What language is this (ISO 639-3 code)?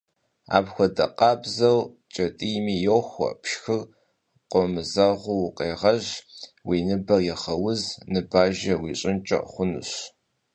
kbd